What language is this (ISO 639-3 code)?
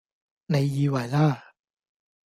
yue